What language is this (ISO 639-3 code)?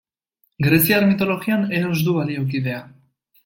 eus